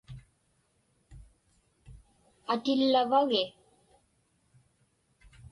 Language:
Inupiaq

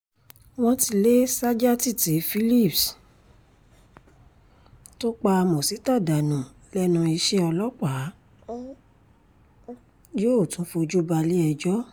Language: Yoruba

